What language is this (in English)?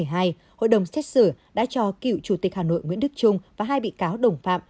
Vietnamese